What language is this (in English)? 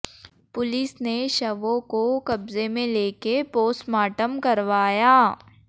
Hindi